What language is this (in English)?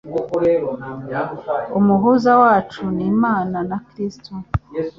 Kinyarwanda